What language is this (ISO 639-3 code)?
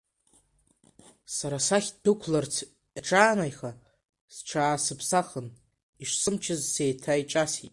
abk